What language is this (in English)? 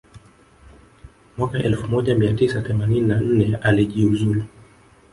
Swahili